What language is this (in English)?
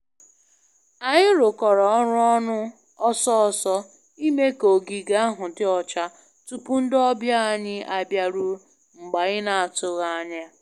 Igbo